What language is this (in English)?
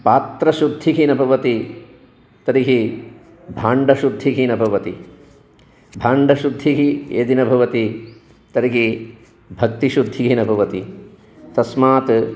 Sanskrit